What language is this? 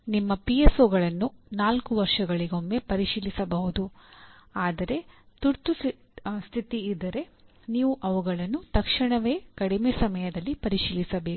Kannada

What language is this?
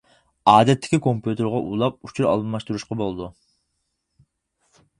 Uyghur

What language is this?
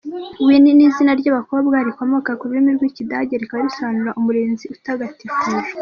Kinyarwanda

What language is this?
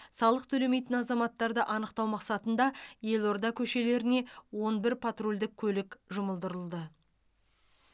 Kazakh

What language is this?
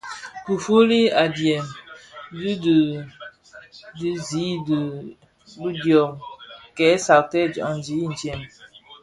Bafia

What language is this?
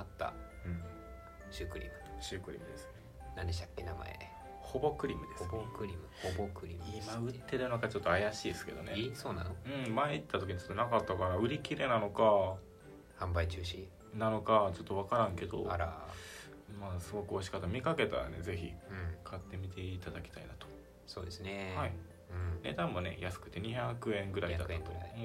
Japanese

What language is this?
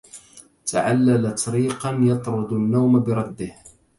Arabic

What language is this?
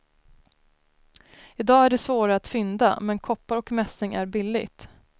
Swedish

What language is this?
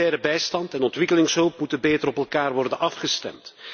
Dutch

